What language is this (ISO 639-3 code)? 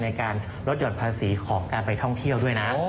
tha